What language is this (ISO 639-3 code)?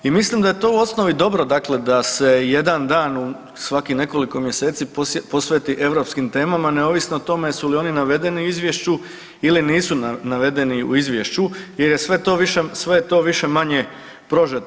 hrv